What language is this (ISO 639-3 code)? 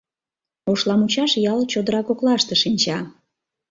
chm